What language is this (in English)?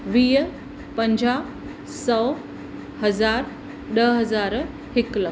Sindhi